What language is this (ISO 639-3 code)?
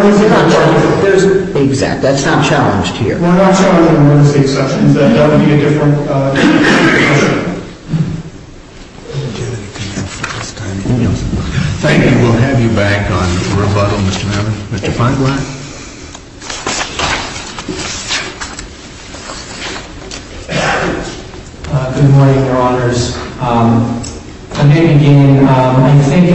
eng